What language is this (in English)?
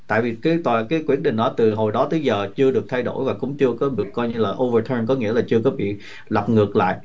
Vietnamese